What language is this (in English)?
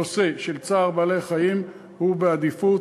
Hebrew